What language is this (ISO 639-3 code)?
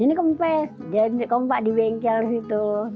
ind